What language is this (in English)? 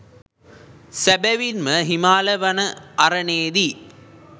Sinhala